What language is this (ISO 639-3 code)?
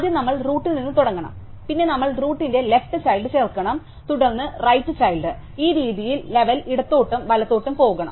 mal